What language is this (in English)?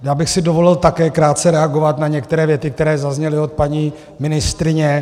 Czech